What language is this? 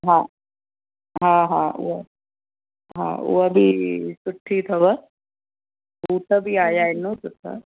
Sindhi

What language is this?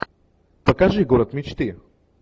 Russian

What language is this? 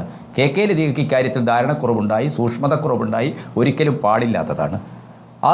Malayalam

